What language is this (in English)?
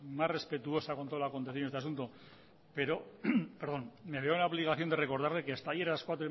Spanish